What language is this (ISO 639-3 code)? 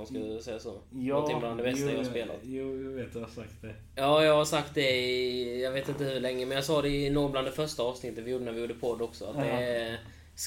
swe